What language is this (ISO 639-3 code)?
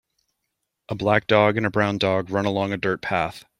eng